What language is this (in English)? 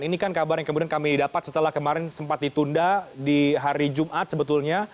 Indonesian